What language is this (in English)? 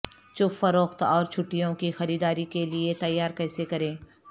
Urdu